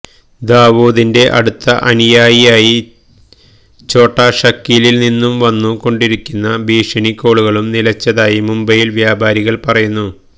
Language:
Malayalam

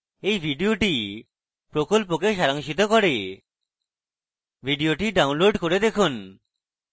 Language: Bangla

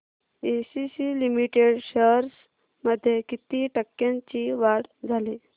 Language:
Marathi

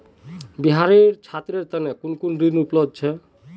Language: Magahi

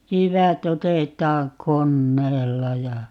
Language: Finnish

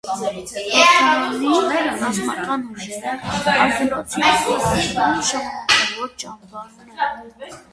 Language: Armenian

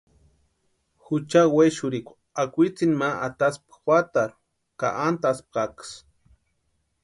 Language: Western Highland Purepecha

